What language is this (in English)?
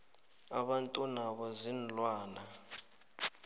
South Ndebele